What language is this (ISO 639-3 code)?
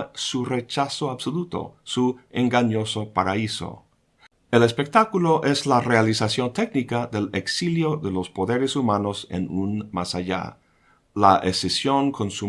spa